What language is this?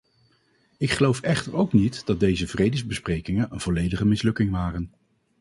Dutch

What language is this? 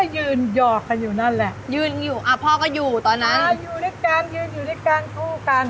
Thai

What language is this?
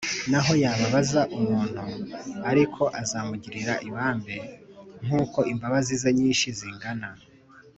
Kinyarwanda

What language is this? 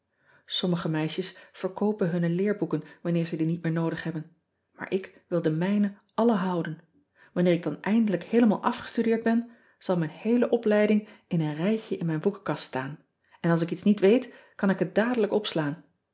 Dutch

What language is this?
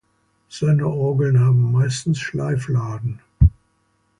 German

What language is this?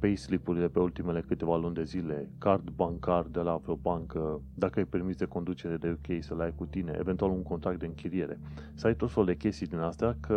Romanian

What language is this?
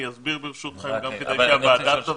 Hebrew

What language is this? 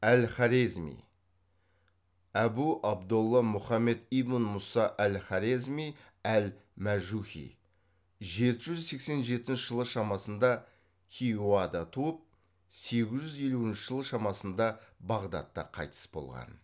Kazakh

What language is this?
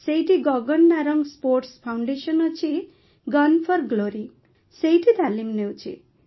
Odia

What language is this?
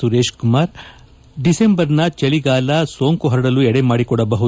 Kannada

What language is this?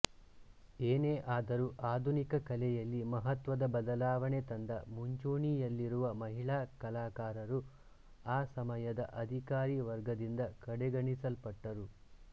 Kannada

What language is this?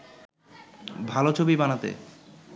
Bangla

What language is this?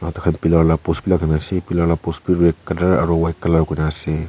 Naga Pidgin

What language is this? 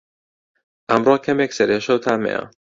Central Kurdish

